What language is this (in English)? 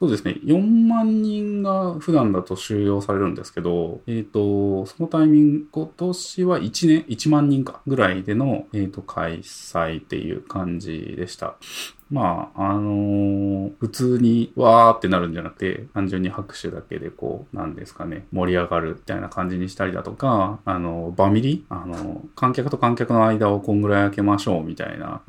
Japanese